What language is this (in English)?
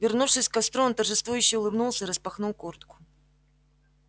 Russian